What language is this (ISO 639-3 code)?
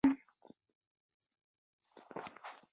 uzb